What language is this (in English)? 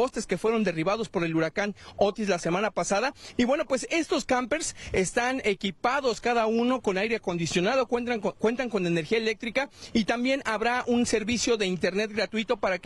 Spanish